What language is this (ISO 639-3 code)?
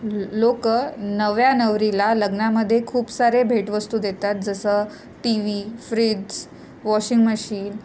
mar